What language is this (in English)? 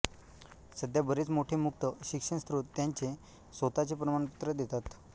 Marathi